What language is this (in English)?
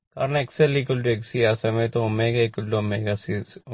Malayalam